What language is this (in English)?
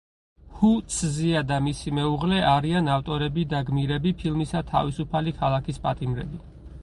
Georgian